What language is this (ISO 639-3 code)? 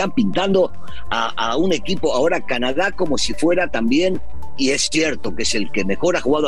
spa